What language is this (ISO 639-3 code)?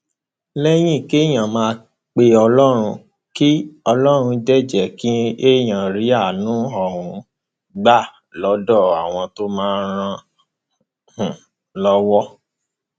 yor